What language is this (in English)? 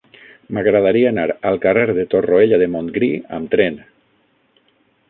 Catalan